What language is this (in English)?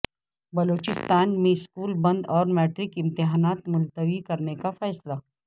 Urdu